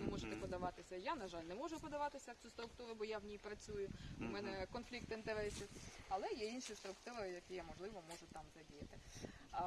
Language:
Ukrainian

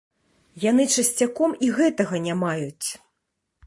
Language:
Belarusian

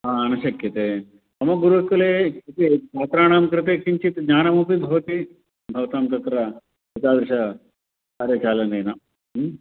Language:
Sanskrit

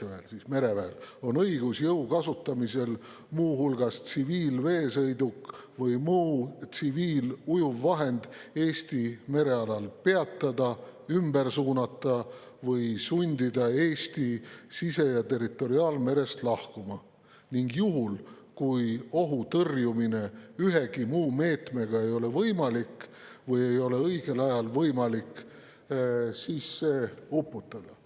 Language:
Estonian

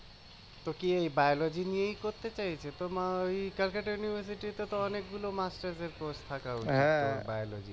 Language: Bangla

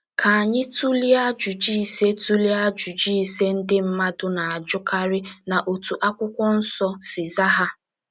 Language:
Igbo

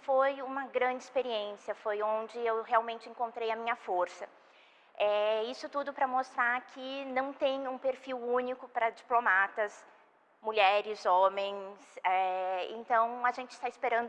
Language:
Portuguese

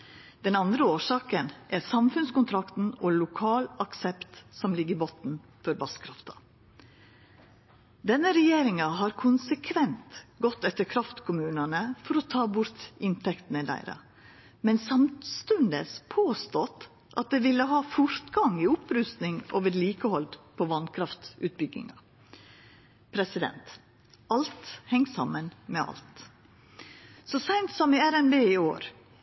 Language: Norwegian Nynorsk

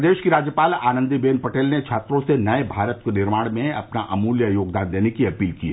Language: Hindi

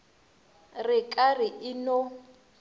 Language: Northern Sotho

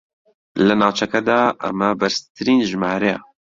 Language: Central Kurdish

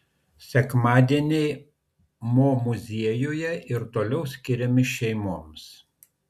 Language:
Lithuanian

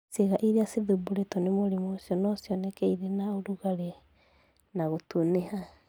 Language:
Kikuyu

